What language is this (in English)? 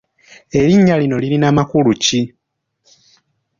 Ganda